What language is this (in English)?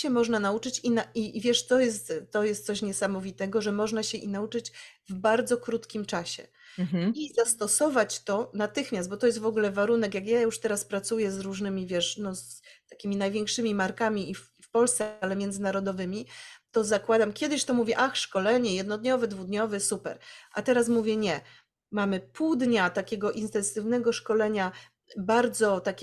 Polish